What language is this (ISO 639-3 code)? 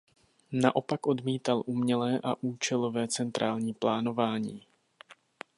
ces